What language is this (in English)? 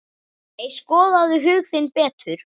Icelandic